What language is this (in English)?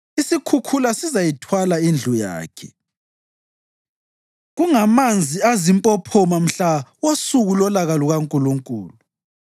North Ndebele